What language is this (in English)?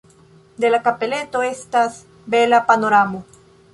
Esperanto